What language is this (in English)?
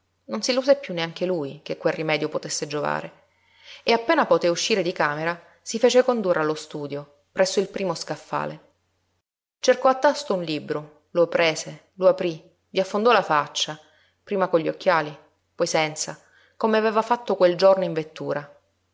Italian